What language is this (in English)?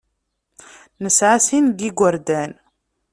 Kabyle